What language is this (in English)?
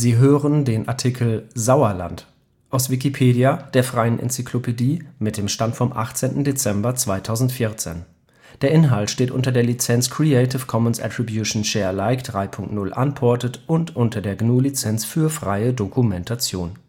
German